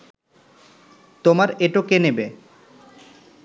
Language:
Bangla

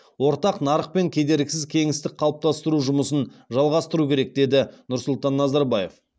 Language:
Kazakh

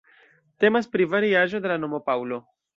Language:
Esperanto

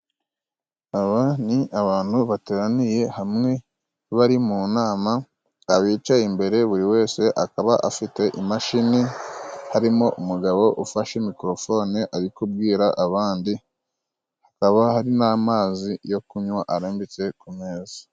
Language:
Kinyarwanda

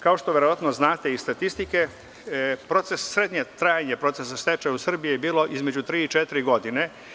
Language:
Serbian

